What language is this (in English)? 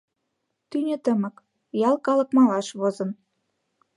Mari